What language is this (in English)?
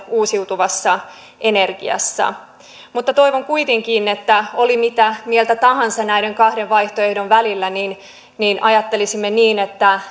Finnish